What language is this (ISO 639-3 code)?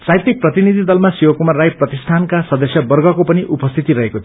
nep